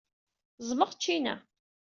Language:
Kabyle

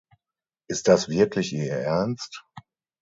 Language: German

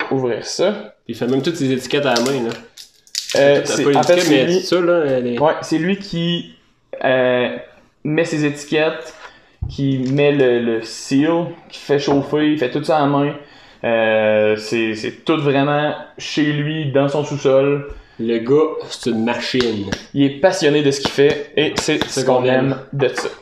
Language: French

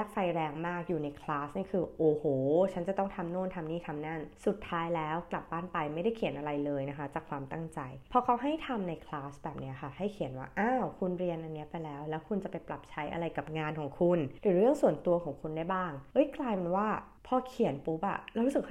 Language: Thai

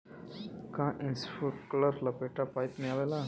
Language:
Bhojpuri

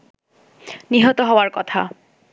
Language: Bangla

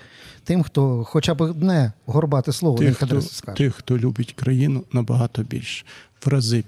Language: Ukrainian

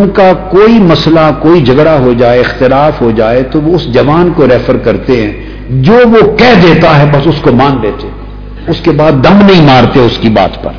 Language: Urdu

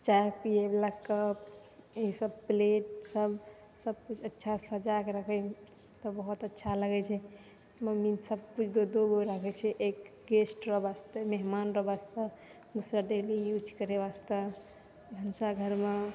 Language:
Maithili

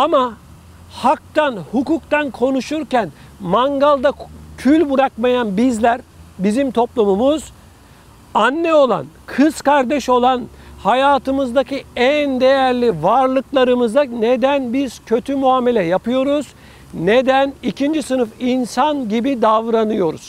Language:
Turkish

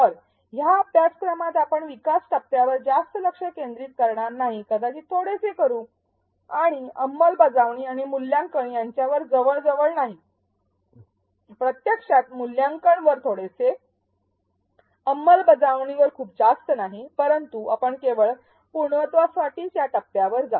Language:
Marathi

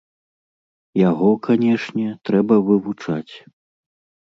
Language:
Belarusian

